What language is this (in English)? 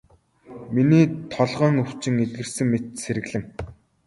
Mongolian